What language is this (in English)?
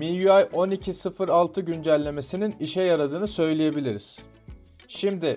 Turkish